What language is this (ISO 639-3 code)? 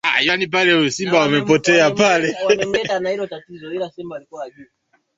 swa